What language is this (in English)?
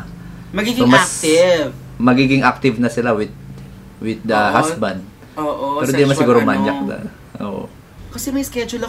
Filipino